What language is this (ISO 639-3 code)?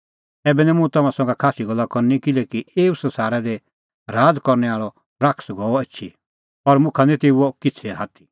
kfx